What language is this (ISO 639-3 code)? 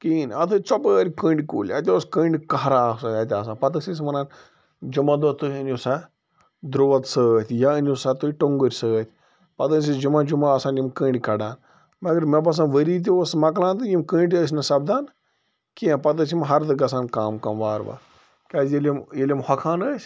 kas